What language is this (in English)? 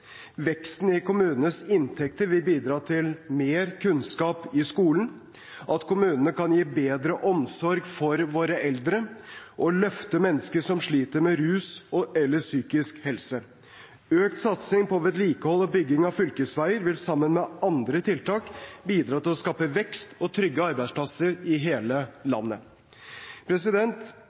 Norwegian Bokmål